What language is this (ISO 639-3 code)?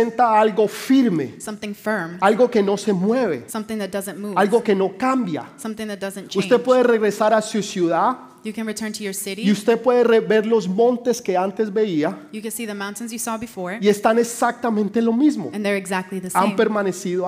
spa